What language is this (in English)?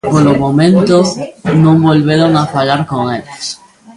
Galician